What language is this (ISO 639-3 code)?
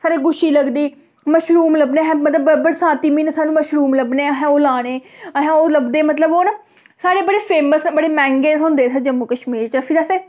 doi